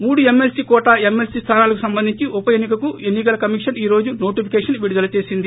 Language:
Telugu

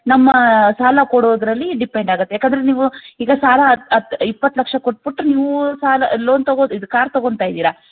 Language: Kannada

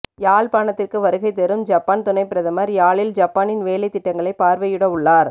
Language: Tamil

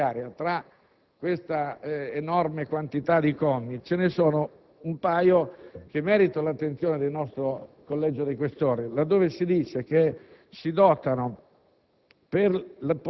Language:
Italian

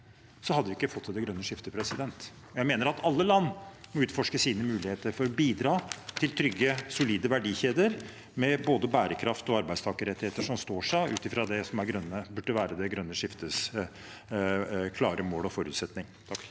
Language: Norwegian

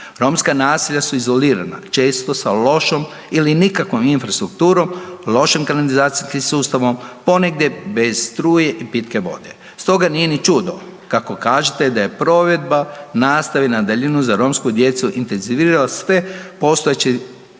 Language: Croatian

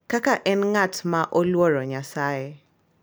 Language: Luo (Kenya and Tanzania)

